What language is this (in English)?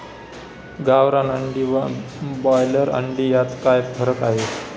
Marathi